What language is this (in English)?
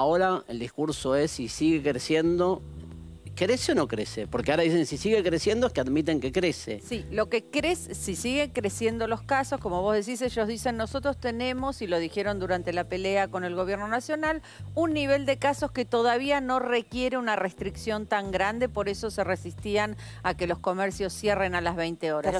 Spanish